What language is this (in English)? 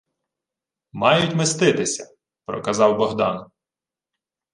Ukrainian